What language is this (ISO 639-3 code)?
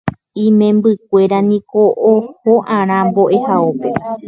grn